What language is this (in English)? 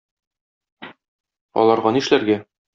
Tatar